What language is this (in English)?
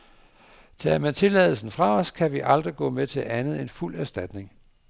Danish